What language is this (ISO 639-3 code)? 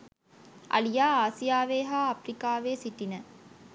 sin